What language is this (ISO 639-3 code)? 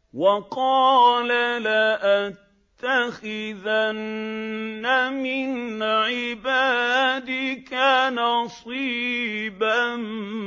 ara